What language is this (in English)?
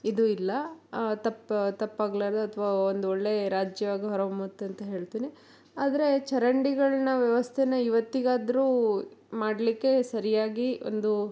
Kannada